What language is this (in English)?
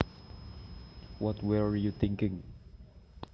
Javanese